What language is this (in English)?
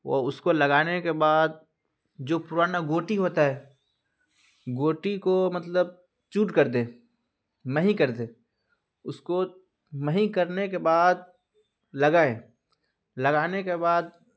Urdu